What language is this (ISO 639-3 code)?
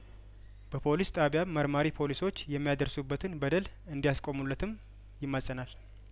amh